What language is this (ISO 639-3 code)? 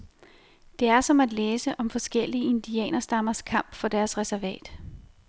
dan